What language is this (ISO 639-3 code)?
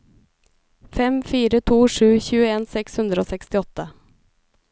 nor